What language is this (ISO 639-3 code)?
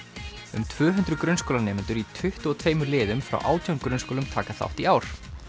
isl